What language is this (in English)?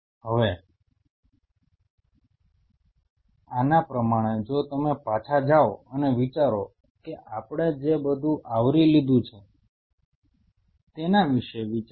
Gujarati